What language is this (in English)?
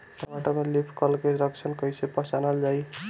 Bhojpuri